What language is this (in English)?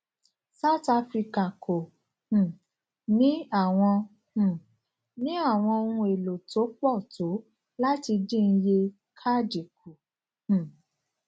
Yoruba